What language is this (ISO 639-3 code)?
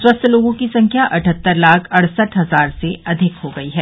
hin